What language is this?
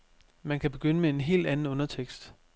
Danish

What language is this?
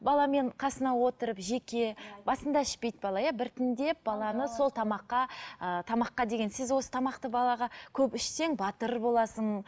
Kazakh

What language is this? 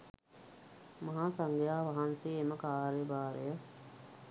Sinhala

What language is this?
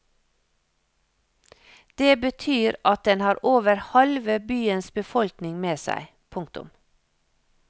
Norwegian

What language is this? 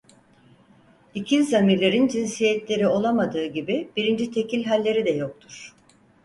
Turkish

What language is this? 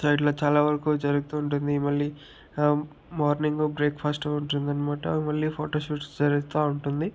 Telugu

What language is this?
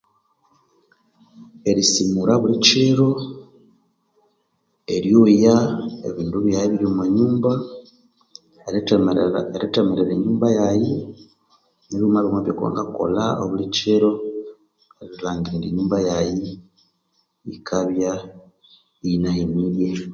Konzo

